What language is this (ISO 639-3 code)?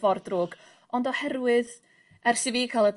cym